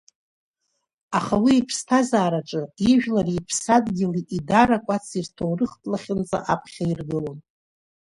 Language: Abkhazian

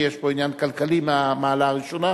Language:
Hebrew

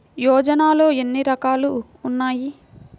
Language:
Telugu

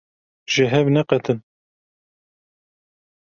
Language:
Kurdish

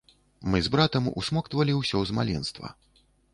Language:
Belarusian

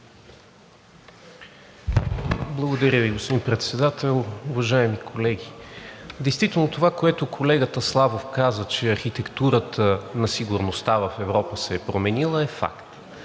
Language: Bulgarian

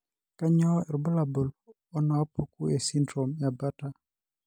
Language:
Masai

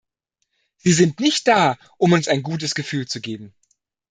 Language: German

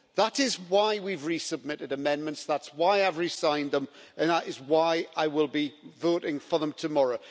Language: English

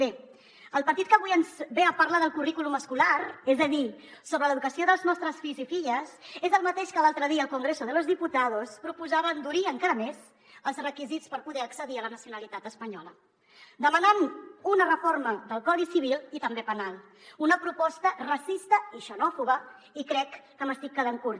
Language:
Catalan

